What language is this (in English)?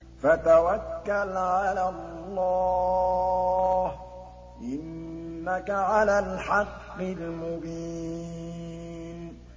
Arabic